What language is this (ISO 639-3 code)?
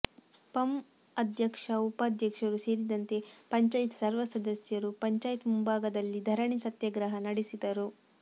kan